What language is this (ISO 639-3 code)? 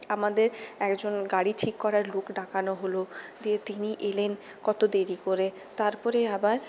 ben